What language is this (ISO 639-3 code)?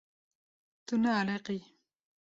kur